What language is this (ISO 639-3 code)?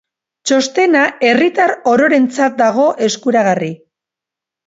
eus